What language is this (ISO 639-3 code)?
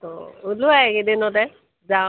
asm